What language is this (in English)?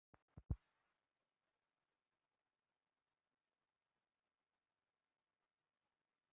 Bangla